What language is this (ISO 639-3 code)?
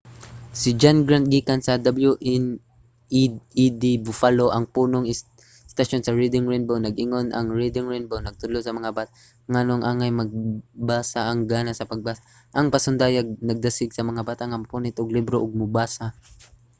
ceb